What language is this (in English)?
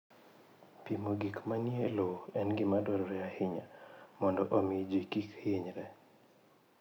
Luo (Kenya and Tanzania)